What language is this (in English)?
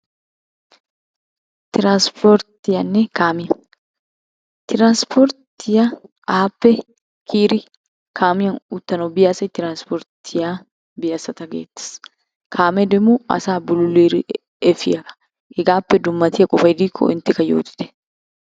Wolaytta